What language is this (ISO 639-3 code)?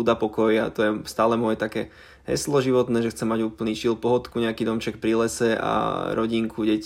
slk